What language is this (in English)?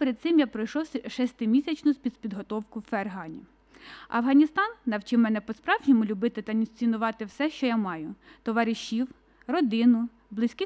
Ukrainian